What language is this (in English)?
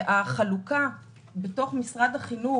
Hebrew